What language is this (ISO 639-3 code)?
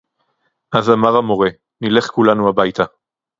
heb